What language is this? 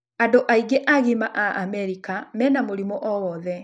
Kikuyu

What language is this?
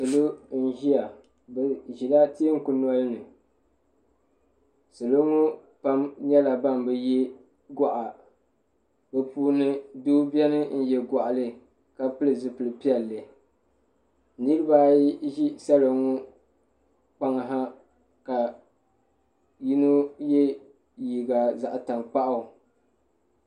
Dagbani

